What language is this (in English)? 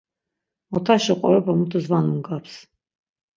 Laz